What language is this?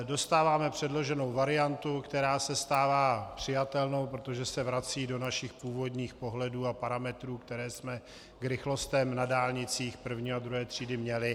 Czech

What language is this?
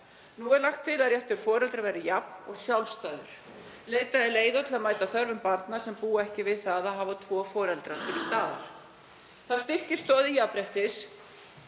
Icelandic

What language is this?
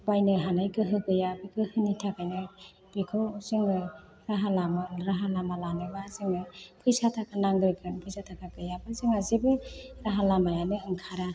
Bodo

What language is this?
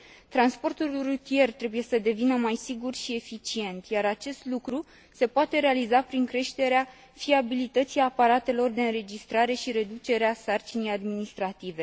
Romanian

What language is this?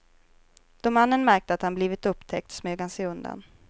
Swedish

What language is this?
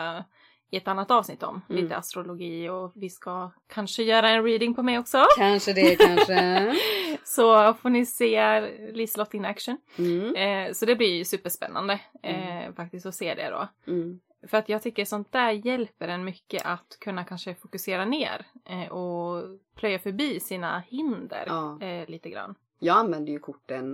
Swedish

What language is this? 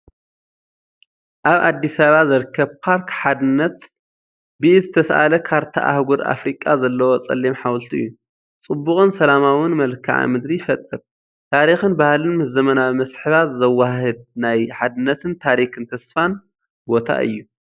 Tigrinya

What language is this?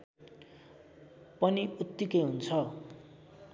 Nepali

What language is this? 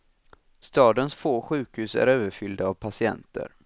Swedish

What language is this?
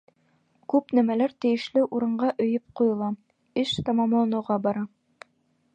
Bashkir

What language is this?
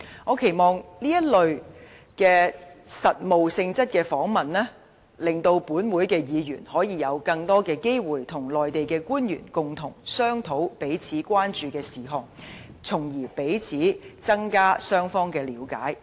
Cantonese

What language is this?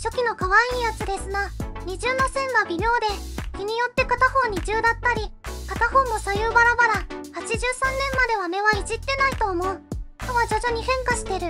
Japanese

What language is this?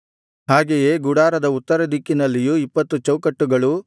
Kannada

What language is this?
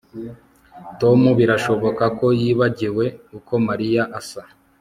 Kinyarwanda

